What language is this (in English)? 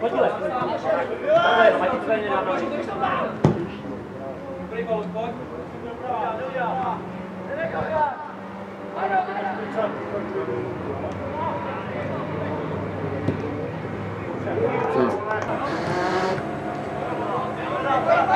Czech